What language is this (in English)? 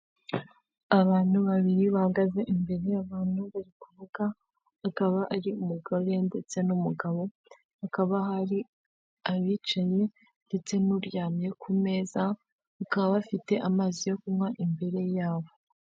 Kinyarwanda